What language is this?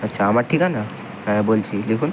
Bangla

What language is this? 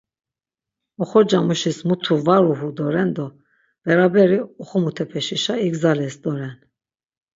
Laz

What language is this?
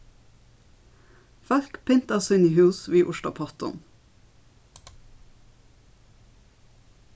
Faroese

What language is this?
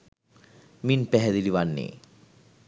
Sinhala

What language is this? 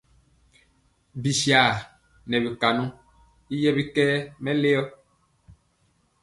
Mpiemo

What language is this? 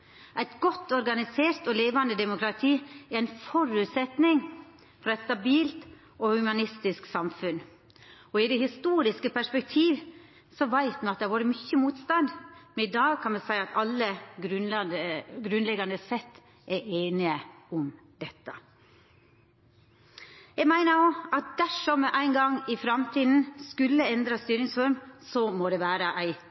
Norwegian Nynorsk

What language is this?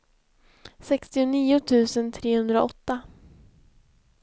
Swedish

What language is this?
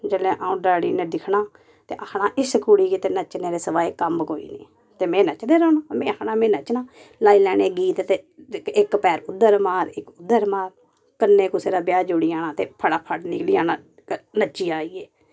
Dogri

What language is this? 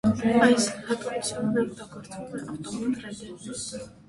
Armenian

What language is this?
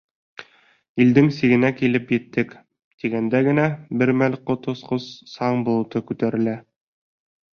Bashkir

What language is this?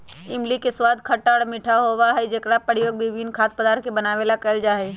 Magahi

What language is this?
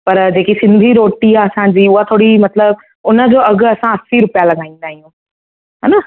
Sindhi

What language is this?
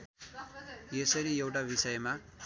Nepali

